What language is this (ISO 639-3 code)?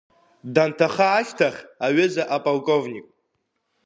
abk